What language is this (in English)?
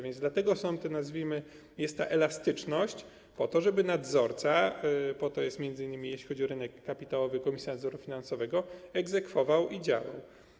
Polish